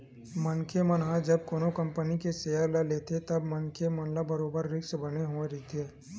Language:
Chhattisgarhi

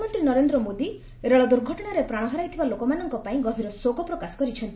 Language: Odia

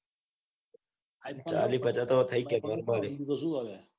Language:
Gujarati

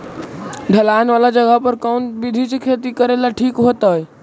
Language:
Magahi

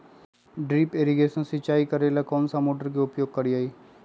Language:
Magahi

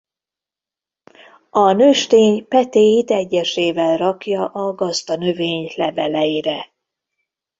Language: Hungarian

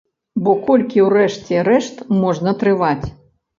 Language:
Belarusian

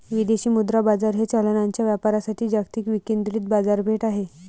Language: Marathi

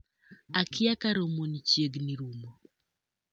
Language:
Luo (Kenya and Tanzania)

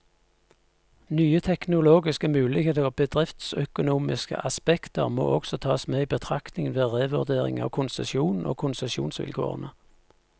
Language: Norwegian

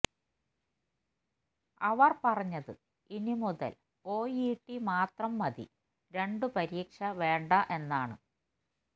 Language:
Malayalam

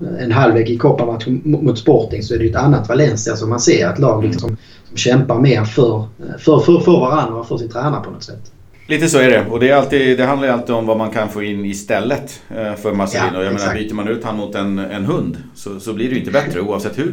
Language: Swedish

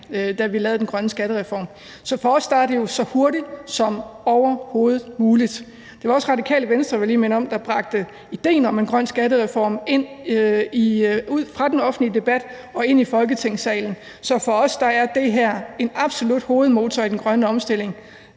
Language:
Danish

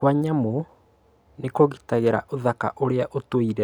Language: Kikuyu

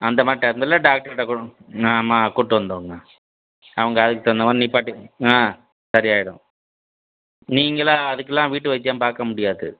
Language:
Tamil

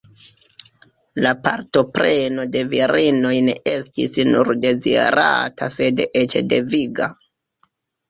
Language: Esperanto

